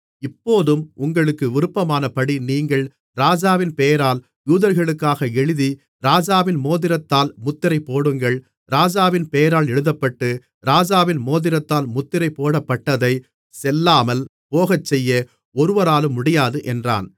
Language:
Tamil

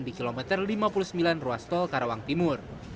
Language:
Indonesian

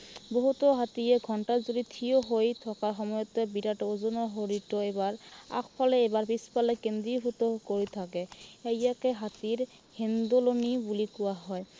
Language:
Assamese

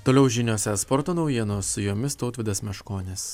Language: Lithuanian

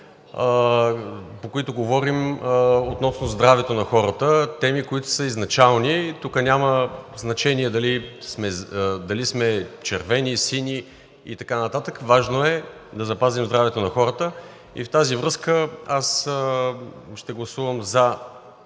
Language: Bulgarian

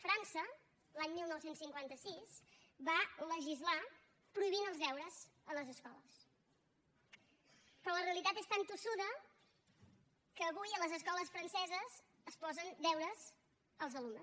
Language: Catalan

